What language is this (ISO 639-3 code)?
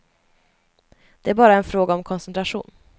swe